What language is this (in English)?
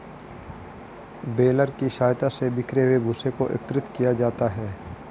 Hindi